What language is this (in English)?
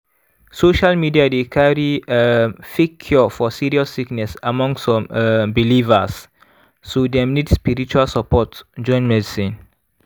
Nigerian Pidgin